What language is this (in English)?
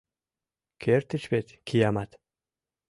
Mari